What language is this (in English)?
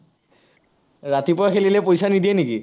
Assamese